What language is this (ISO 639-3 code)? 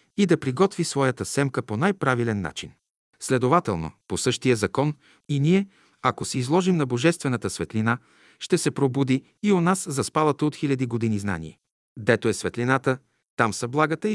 bul